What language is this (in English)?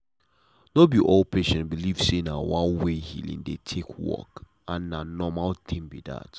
Nigerian Pidgin